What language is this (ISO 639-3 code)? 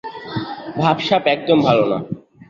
ben